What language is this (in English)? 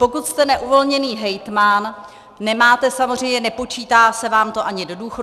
Czech